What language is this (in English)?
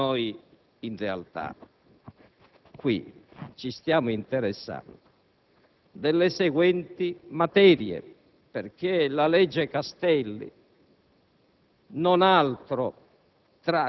Italian